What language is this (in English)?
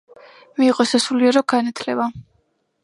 Georgian